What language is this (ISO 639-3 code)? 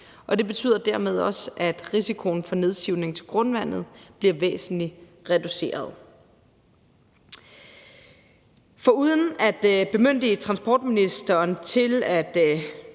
dan